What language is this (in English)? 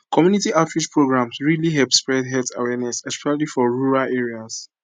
Nigerian Pidgin